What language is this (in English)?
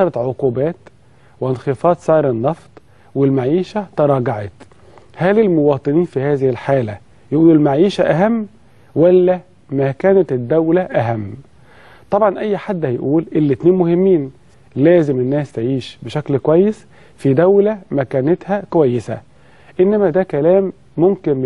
Arabic